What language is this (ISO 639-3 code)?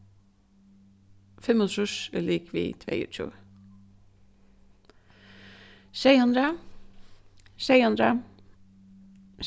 fao